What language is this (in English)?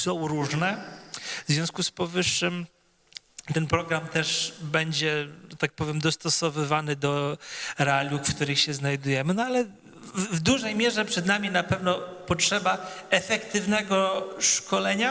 Polish